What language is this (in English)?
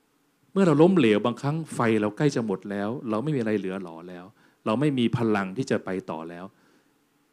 Thai